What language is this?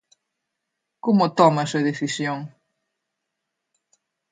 Galician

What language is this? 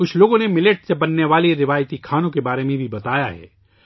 Urdu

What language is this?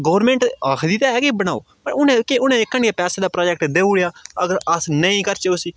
Dogri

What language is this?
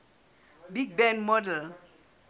Southern Sotho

